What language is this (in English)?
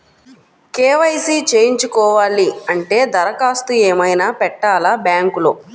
Telugu